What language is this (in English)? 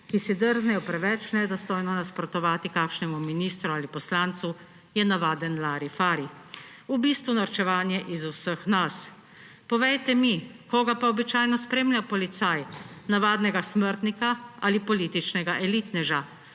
Slovenian